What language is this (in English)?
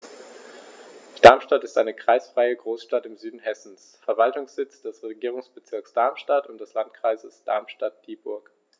German